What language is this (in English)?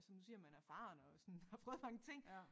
Danish